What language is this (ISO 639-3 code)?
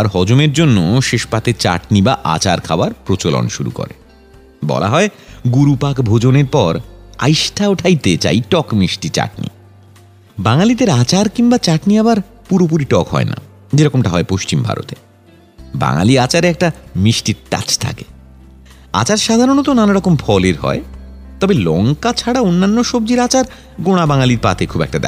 ben